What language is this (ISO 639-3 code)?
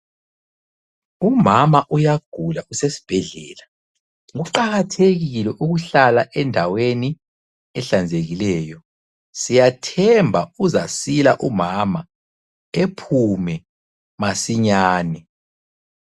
nde